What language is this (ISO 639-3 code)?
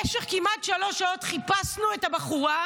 heb